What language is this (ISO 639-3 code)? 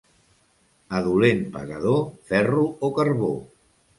cat